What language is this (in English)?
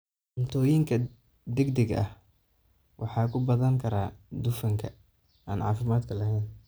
Somali